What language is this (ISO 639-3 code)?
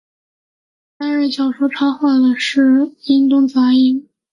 zho